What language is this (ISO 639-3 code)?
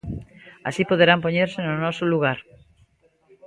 glg